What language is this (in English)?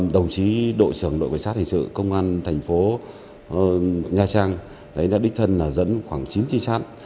Vietnamese